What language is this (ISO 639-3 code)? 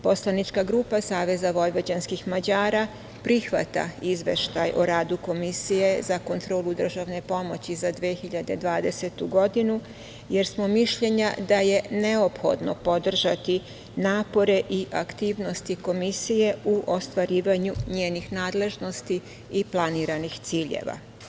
srp